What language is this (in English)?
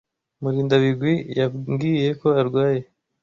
Kinyarwanda